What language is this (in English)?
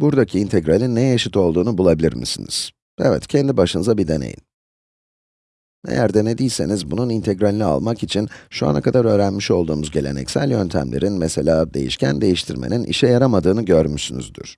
Turkish